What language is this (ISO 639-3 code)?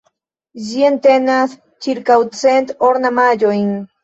epo